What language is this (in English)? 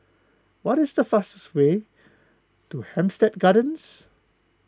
English